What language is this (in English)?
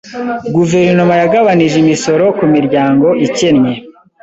Kinyarwanda